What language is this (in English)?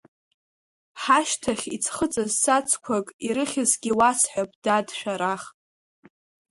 Abkhazian